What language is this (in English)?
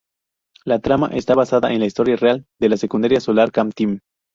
Spanish